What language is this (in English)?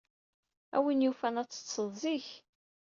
Kabyle